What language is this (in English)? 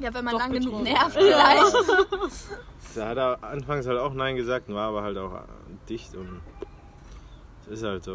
German